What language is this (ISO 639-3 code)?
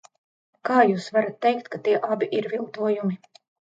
lav